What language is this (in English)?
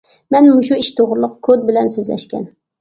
Uyghur